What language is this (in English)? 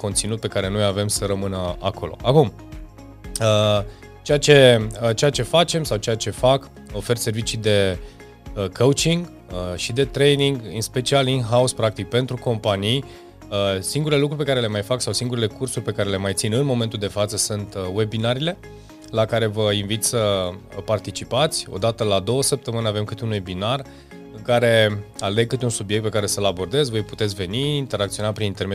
Romanian